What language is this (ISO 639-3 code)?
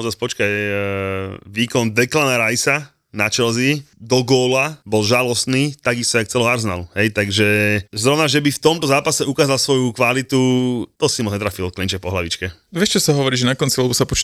slk